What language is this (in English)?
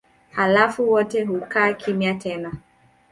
Swahili